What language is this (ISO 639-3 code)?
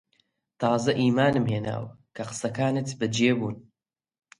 ckb